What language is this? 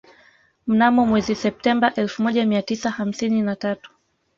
Swahili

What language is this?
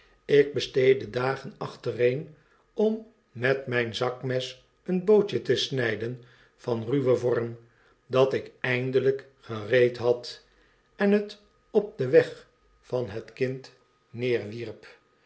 Dutch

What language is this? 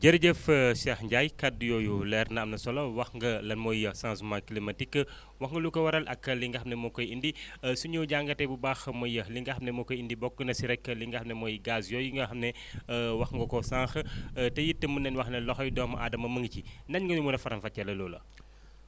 Wolof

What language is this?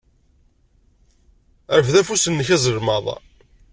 Kabyle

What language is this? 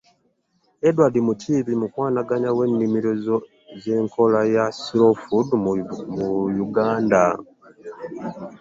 Ganda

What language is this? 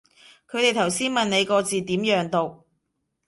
Cantonese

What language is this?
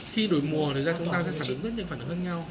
Vietnamese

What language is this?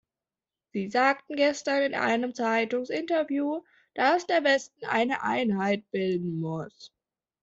German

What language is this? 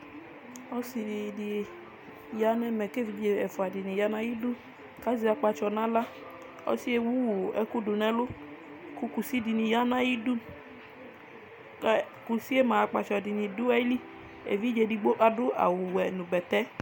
Ikposo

